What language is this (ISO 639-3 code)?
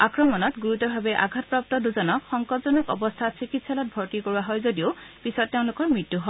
asm